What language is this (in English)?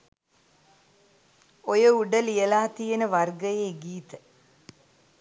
Sinhala